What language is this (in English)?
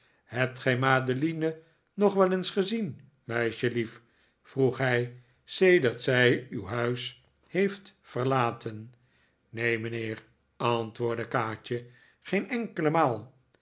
Dutch